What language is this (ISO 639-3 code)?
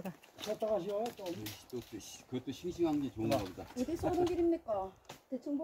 kor